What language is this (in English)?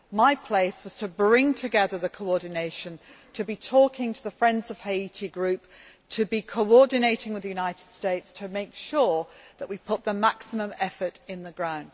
English